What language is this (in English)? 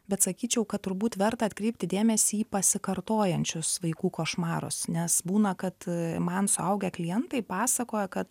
Lithuanian